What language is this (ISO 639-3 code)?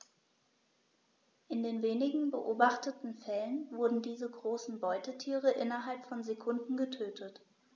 deu